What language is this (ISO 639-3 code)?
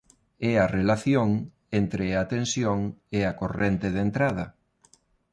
glg